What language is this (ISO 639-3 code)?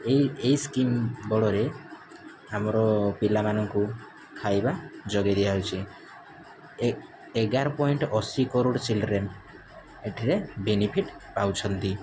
ori